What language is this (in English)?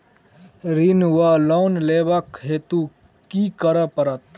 Maithili